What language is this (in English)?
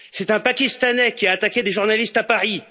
French